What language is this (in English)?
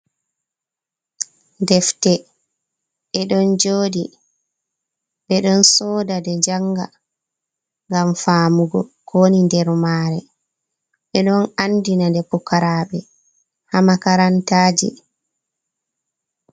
Fula